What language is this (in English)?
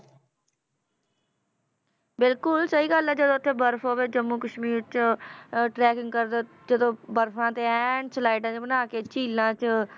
Punjabi